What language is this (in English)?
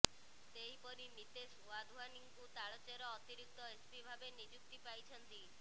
Odia